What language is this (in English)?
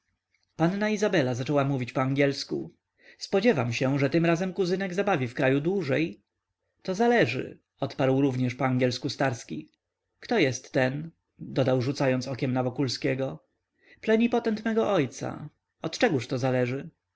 Polish